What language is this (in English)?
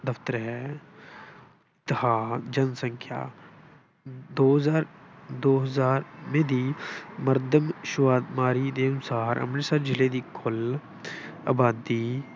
Punjabi